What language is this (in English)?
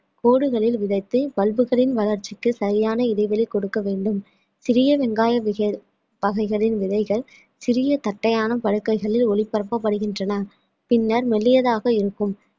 Tamil